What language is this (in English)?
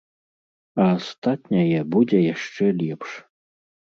Belarusian